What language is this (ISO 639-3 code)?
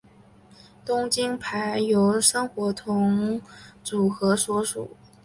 zho